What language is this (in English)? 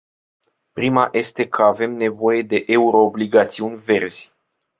Romanian